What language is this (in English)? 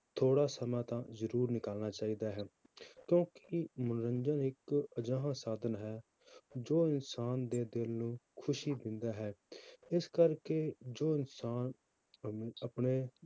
Punjabi